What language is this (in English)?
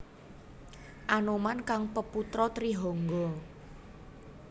Javanese